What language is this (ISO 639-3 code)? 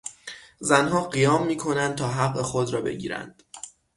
fas